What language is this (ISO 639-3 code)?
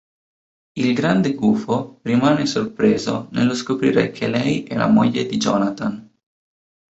ita